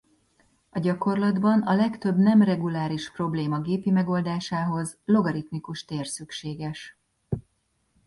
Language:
Hungarian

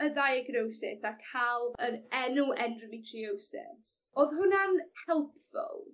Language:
Welsh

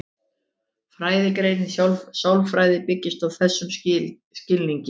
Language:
Icelandic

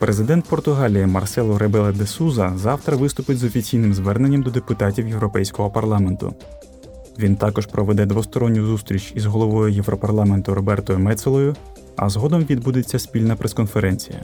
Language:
Ukrainian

